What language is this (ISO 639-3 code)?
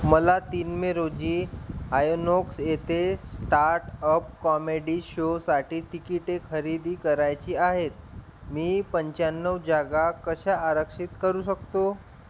mar